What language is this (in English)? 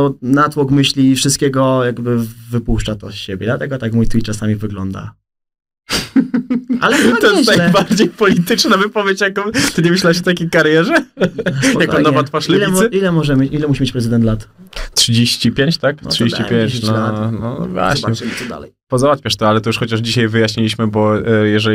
Polish